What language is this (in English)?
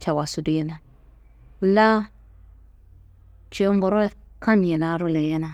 Kanembu